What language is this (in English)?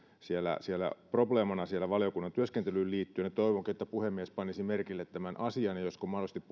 Finnish